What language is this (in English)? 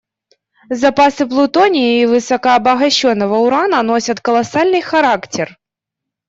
Russian